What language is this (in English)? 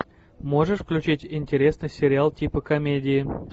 Russian